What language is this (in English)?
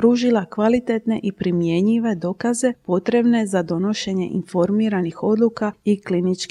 Croatian